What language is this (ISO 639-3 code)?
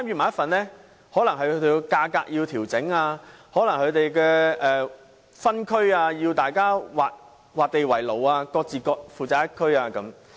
yue